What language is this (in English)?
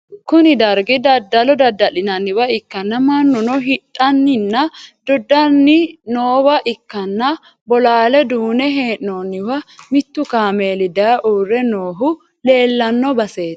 Sidamo